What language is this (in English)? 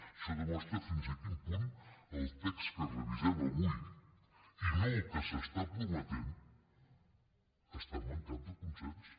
Catalan